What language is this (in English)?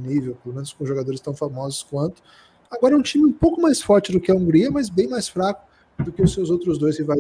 Portuguese